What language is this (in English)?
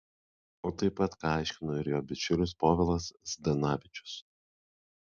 Lithuanian